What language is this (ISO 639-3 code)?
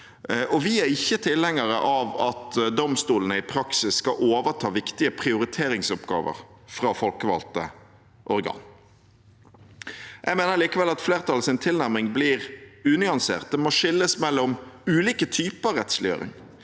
nor